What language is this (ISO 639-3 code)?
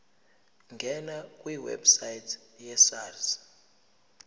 zul